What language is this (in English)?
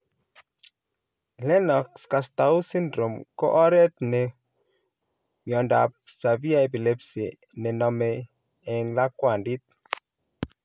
Kalenjin